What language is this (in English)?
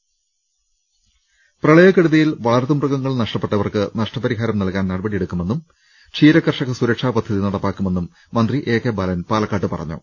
Malayalam